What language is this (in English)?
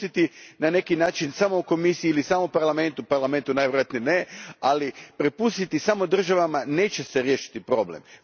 Croatian